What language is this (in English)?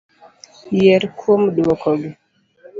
Luo (Kenya and Tanzania)